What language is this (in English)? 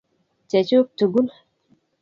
Kalenjin